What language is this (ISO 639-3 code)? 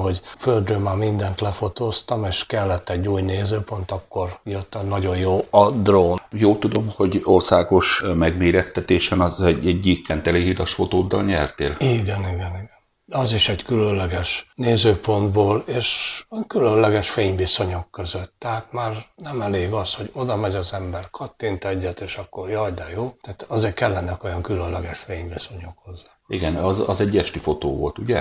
hun